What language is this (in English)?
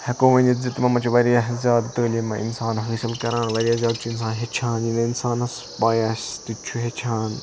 Kashmiri